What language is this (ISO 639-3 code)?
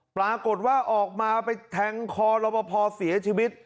tha